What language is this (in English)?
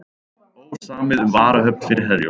Icelandic